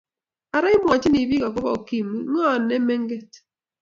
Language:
Kalenjin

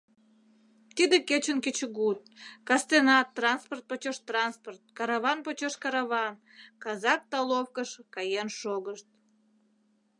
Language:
Mari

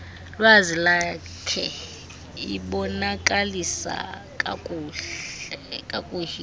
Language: Xhosa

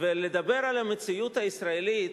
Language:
Hebrew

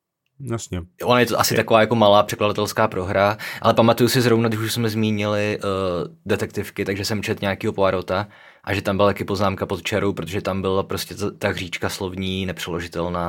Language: Czech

